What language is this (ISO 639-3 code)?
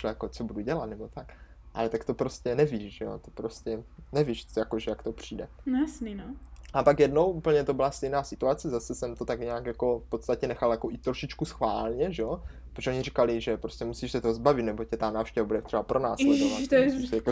ces